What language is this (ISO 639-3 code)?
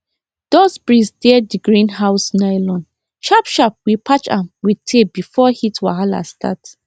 pcm